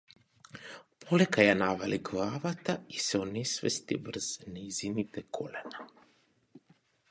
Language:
Macedonian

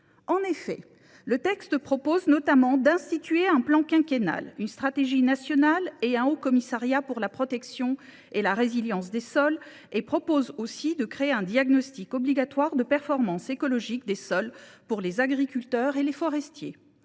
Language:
French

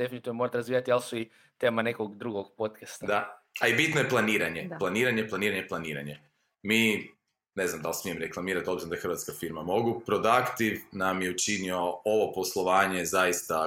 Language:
Croatian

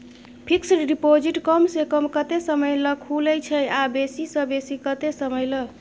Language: Maithili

